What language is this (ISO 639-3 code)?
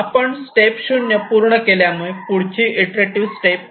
mar